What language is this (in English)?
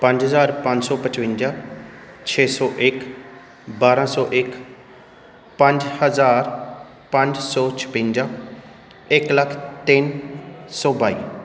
Punjabi